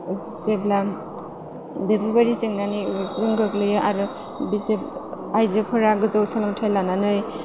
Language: Bodo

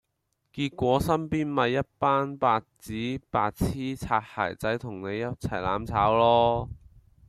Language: Cantonese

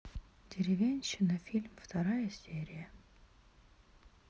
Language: Russian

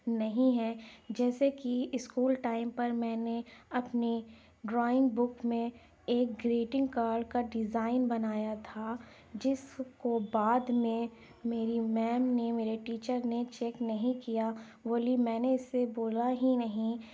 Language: Urdu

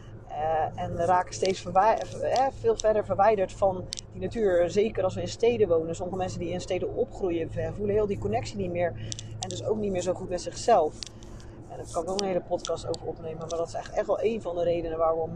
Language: Dutch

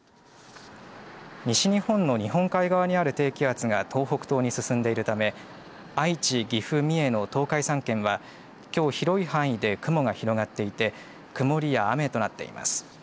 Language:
Japanese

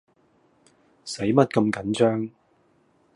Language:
Cantonese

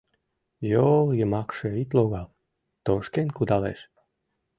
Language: Mari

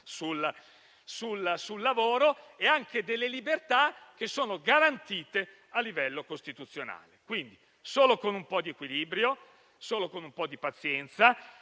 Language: Italian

